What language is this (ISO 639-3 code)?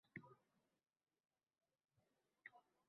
uzb